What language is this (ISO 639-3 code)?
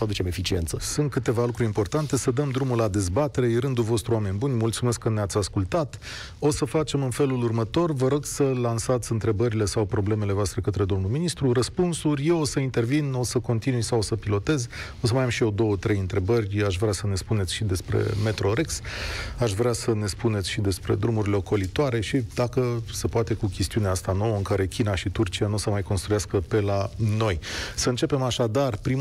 ron